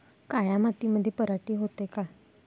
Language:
Marathi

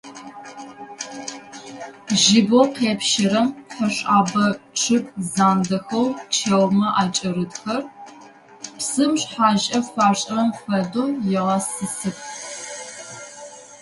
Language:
Adyghe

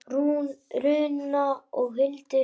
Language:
Icelandic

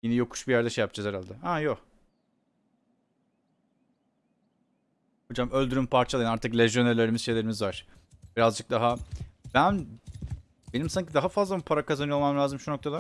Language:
Turkish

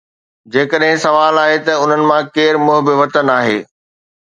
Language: Sindhi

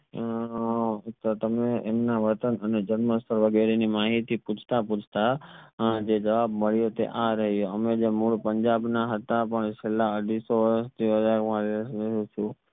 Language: Gujarati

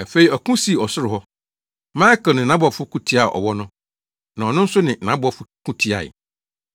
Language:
Akan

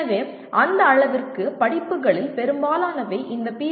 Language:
Tamil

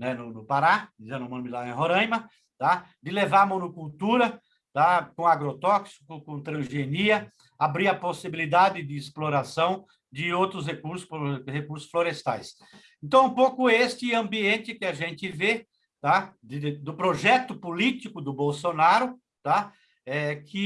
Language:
Portuguese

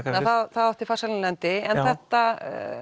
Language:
Icelandic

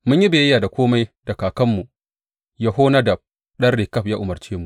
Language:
Hausa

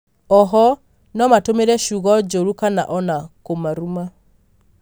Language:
Kikuyu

